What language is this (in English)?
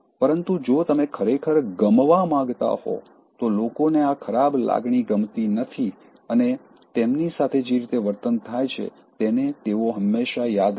Gujarati